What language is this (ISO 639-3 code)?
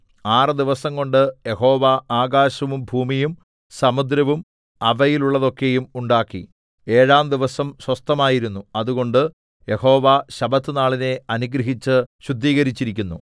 mal